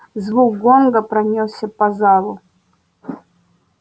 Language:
Russian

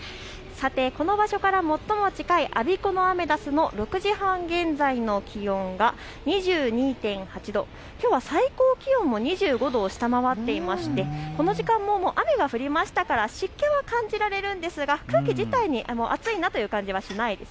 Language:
Japanese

